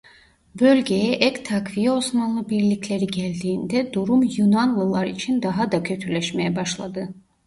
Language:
Turkish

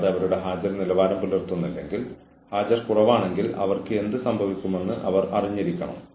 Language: Malayalam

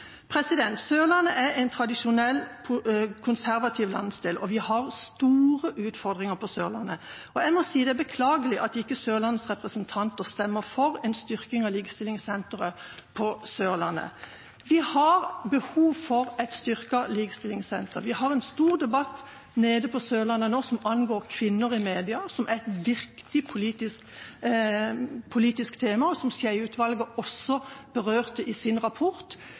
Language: Norwegian Bokmål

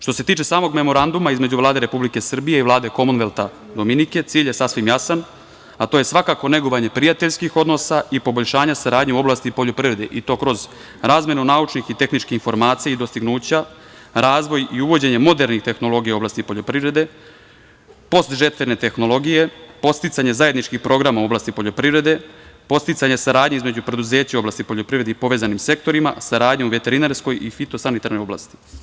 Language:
Serbian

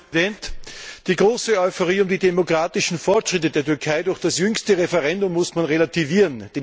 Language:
German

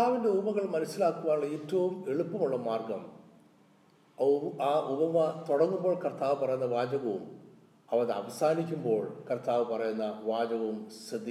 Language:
Malayalam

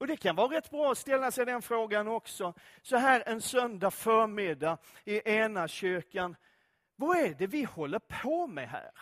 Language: Swedish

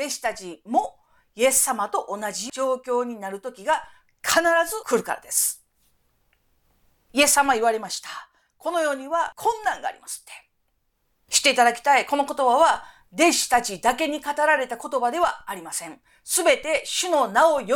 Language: Japanese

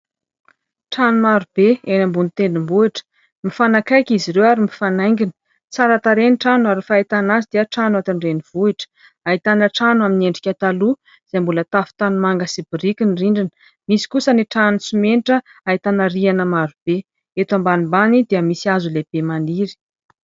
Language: Malagasy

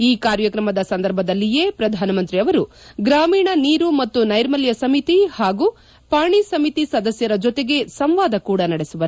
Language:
Kannada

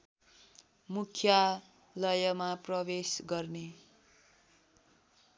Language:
Nepali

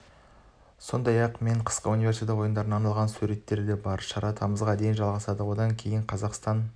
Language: Kazakh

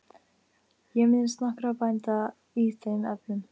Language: Icelandic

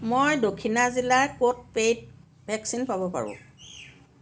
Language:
Assamese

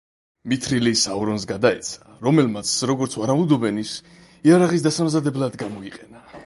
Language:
Georgian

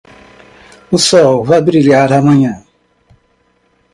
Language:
Portuguese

